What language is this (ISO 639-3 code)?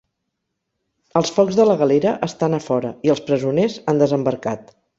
cat